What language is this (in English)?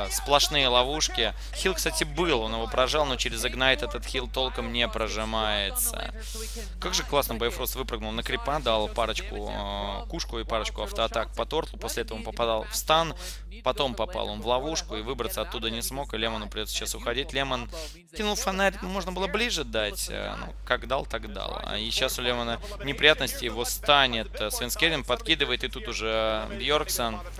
Russian